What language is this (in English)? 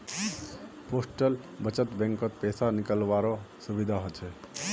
Magahi